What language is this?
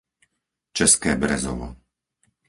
Slovak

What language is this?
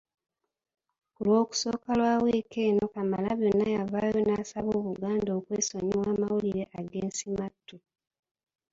Ganda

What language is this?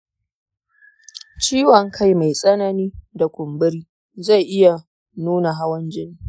Hausa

